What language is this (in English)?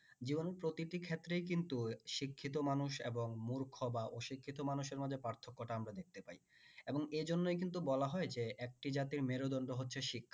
Bangla